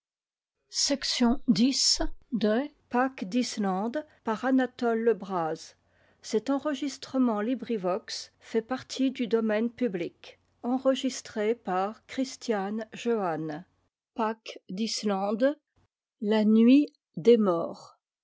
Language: French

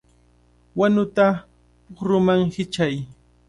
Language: Cajatambo North Lima Quechua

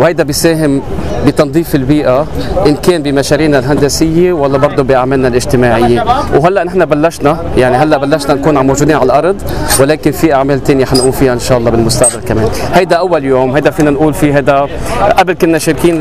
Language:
Arabic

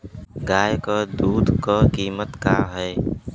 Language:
Bhojpuri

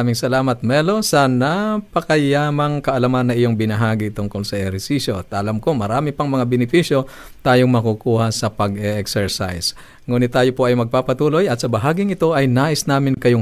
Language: Filipino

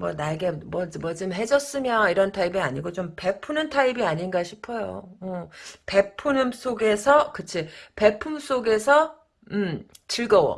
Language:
Korean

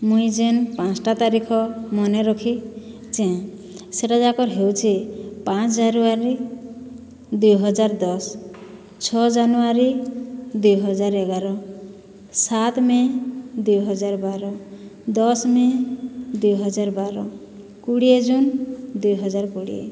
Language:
Odia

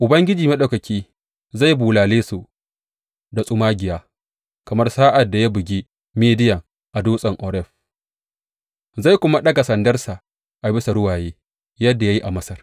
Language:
Hausa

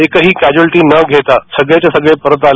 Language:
Marathi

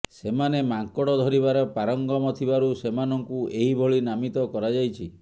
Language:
Odia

